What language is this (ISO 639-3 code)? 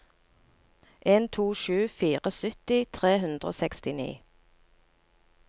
nor